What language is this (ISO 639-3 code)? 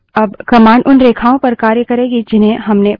hin